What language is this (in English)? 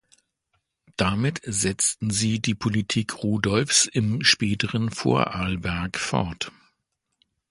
German